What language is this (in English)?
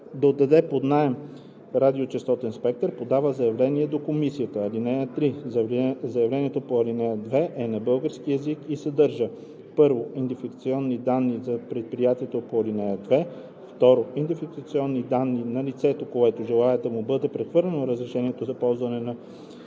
Bulgarian